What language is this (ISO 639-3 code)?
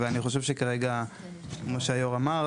heb